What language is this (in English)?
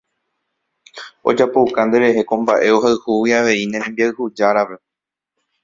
Guarani